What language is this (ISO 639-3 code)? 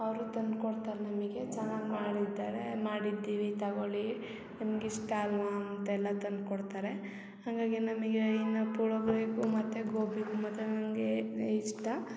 kan